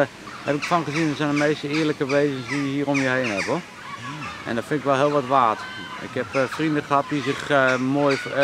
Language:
Dutch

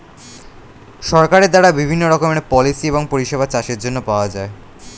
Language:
Bangla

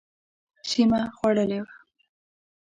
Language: Pashto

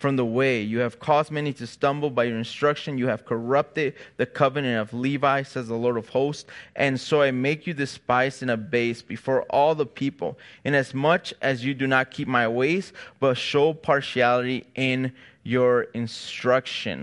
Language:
English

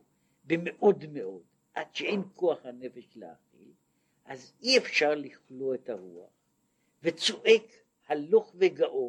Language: Hebrew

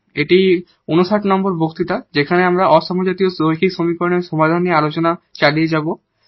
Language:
Bangla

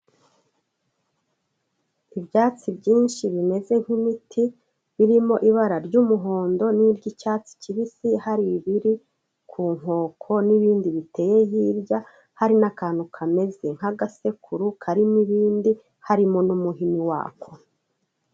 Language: Kinyarwanda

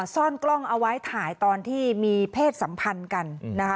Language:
Thai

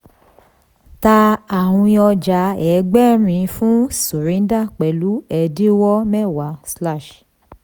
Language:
Yoruba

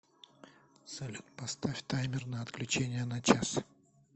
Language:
Russian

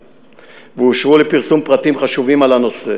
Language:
Hebrew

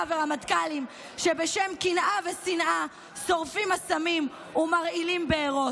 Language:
Hebrew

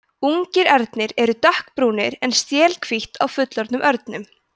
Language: Icelandic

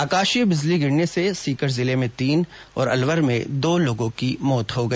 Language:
Hindi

